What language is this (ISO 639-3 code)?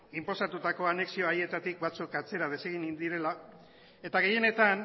eus